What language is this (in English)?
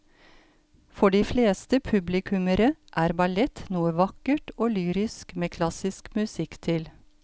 Norwegian